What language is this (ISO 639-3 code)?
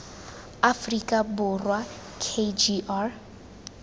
tsn